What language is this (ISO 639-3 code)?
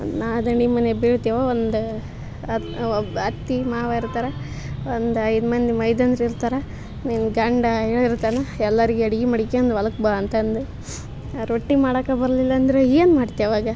kan